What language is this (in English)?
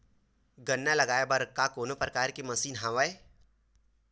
Chhattisgarhi